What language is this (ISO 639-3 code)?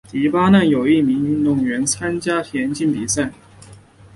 zho